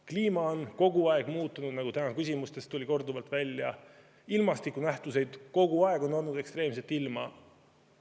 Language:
Estonian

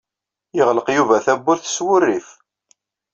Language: Kabyle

